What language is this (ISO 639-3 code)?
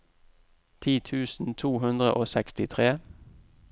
nor